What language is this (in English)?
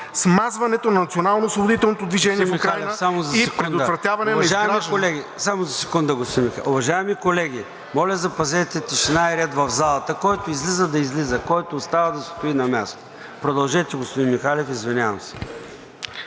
Bulgarian